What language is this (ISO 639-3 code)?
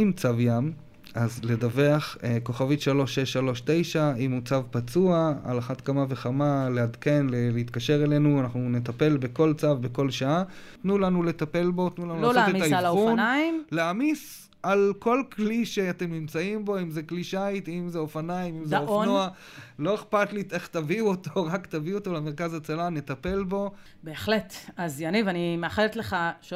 heb